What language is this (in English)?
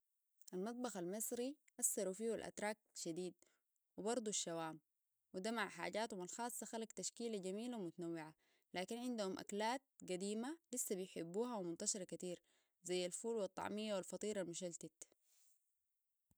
Sudanese Arabic